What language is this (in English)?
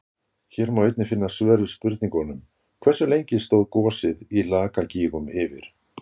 Icelandic